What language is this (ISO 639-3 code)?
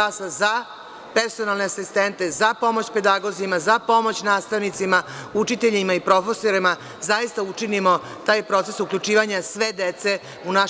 srp